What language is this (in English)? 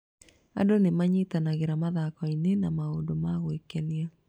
Kikuyu